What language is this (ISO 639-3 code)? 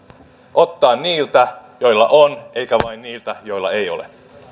fin